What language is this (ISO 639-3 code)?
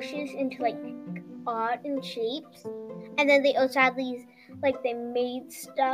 eng